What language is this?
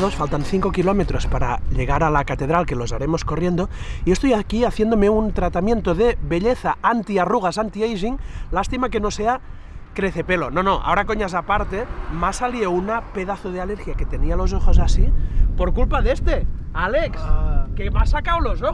Spanish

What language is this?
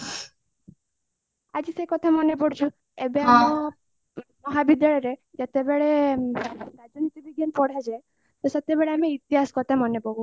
Odia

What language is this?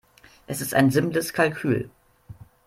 German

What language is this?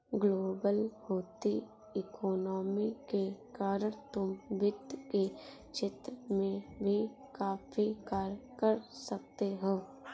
Hindi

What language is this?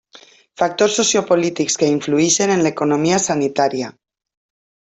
Catalan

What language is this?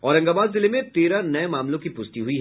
Hindi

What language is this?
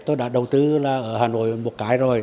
Vietnamese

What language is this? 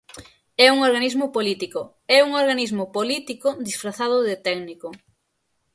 Galician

